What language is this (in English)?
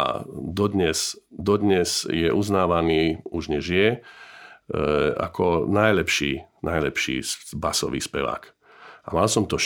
Slovak